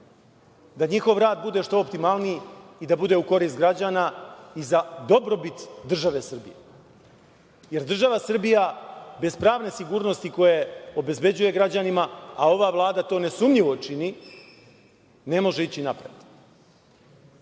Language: Serbian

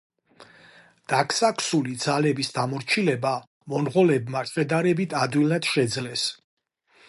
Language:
Georgian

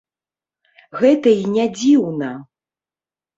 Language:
Belarusian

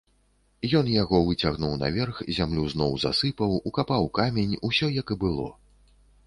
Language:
Belarusian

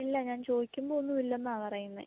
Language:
Malayalam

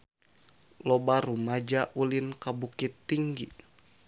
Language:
Sundanese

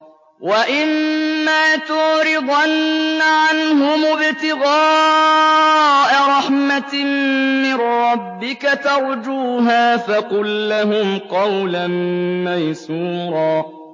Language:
Arabic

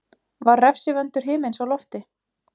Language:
Icelandic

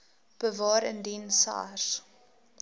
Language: Afrikaans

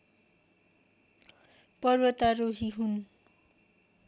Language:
Nepali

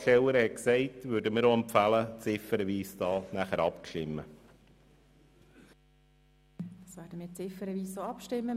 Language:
Swiss German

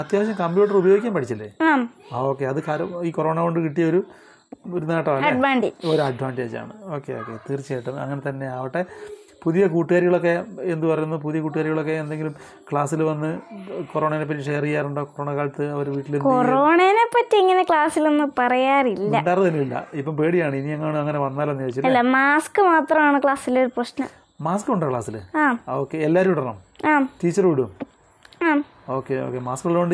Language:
Malayalam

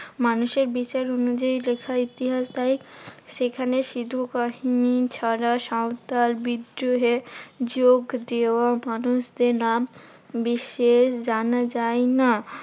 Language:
Bangla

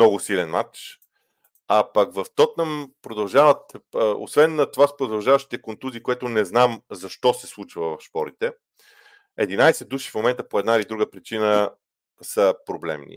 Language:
Bulgarian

